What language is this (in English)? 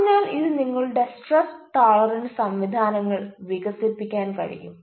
Malayalam